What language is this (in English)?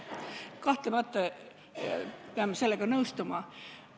Estonian